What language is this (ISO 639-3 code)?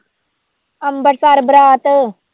pan